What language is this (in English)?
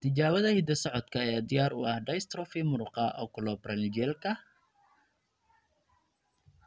Somali